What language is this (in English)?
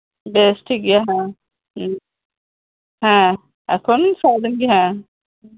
Santali